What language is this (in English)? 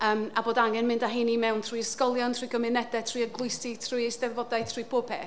Welsh